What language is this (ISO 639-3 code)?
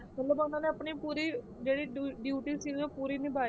pan